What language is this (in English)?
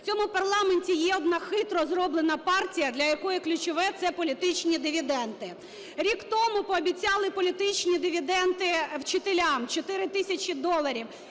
Ukrainian